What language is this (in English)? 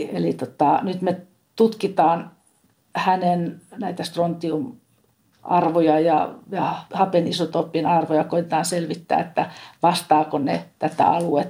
Finnish